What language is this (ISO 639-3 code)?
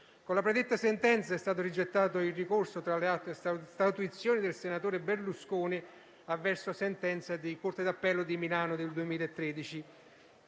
ita